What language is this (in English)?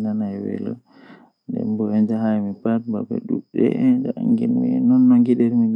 Western Niger Fulfulde